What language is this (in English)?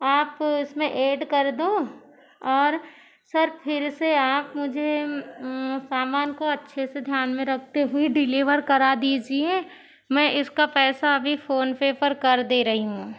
Hindi